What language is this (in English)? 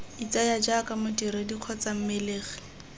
Tswana